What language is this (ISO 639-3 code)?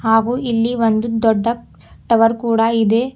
kan